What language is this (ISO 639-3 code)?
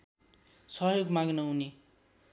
nep